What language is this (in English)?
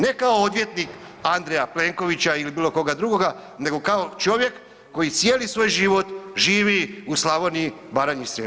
Croatian